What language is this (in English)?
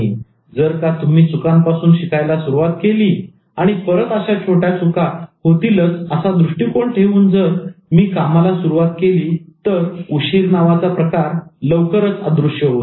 Marathi